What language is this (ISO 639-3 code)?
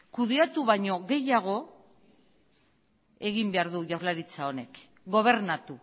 eus